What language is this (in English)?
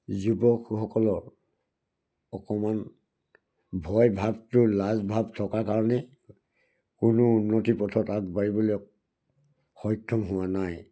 Assamese